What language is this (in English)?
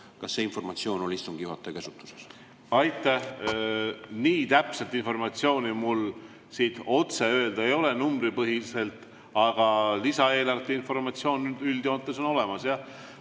Estonian